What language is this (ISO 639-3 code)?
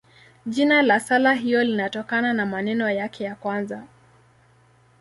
swa